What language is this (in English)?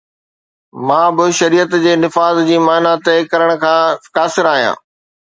Sindhi